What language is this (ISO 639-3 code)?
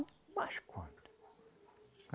por